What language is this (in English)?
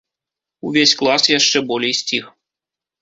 Belarusian